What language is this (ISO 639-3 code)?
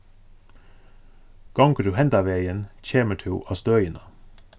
fao